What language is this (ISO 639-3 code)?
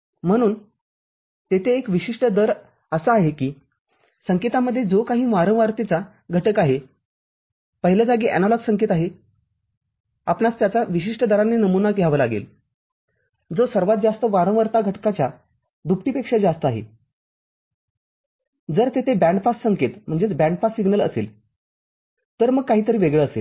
mar